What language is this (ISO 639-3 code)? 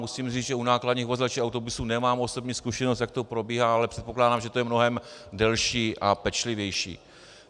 ces